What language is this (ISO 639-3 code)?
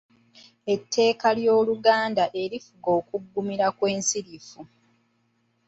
lug